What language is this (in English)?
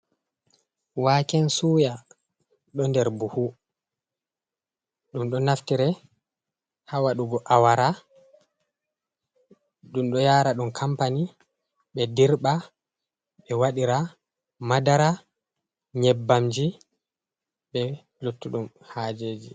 Fula